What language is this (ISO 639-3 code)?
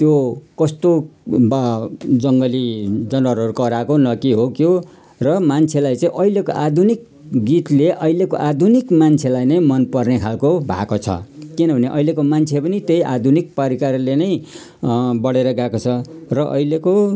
nep